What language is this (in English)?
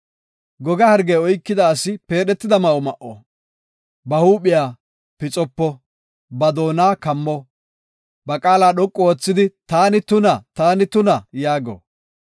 Gofa